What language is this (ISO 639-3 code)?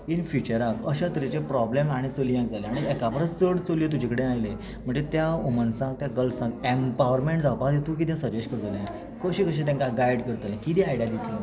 kok